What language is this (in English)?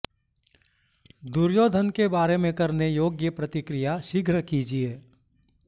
Sanskrit